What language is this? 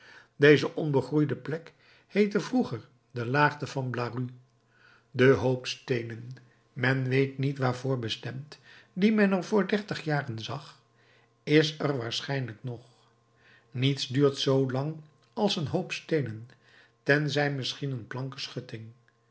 Dutch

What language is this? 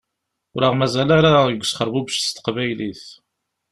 Kabyle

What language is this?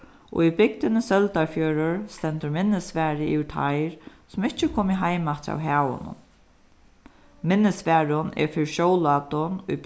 Faroese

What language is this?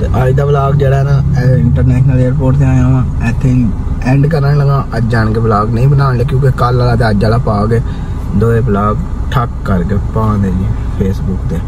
Punjabi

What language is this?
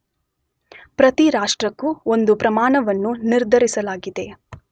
Kannada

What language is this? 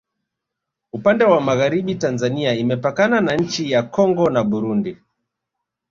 Swahili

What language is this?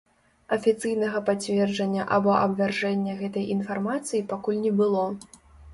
Belarusian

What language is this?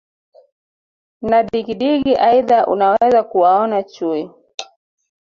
Swahili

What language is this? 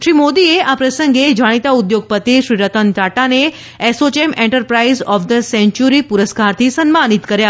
Gujarati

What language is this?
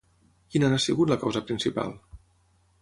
Catalan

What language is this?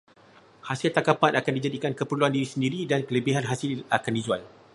Malay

